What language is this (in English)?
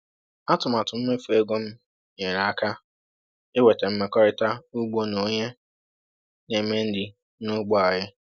Igbo